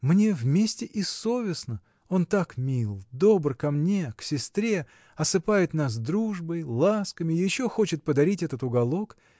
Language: Russian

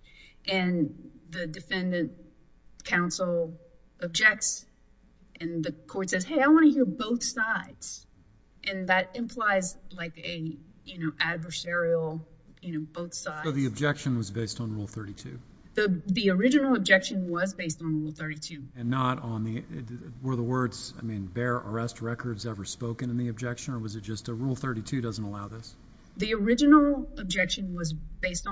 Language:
English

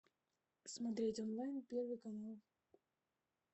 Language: Russian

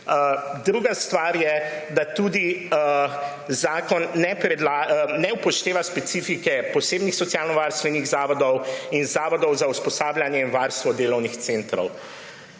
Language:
Slovenian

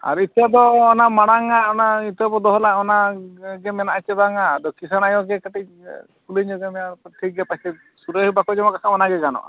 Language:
Santali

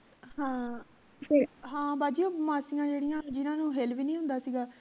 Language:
Punjabi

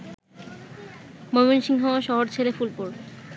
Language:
Bangla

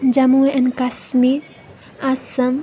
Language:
Nepali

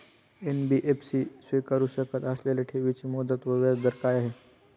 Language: Marathi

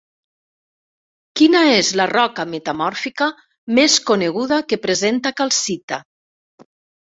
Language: Catalan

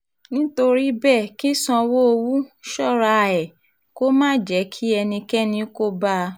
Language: Yoruba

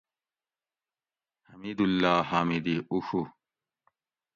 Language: Gawri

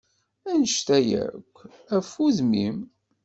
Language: Kabyle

